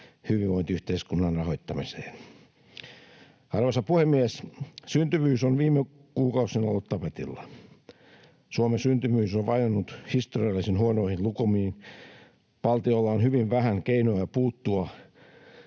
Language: Finnish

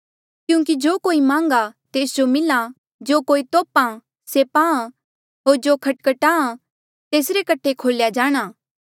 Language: Mandeali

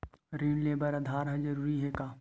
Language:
Chhattisgarhi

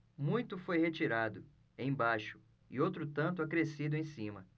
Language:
Portuguese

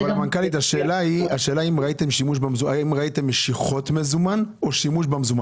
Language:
Hebrew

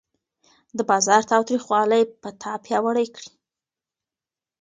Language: Pashto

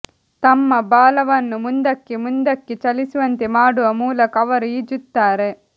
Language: Kannada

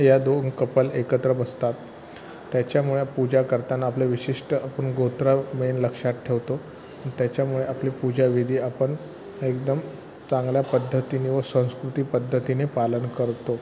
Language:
Marathi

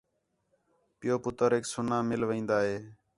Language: Khetrani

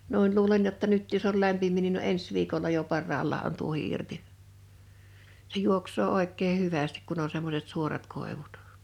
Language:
Finnish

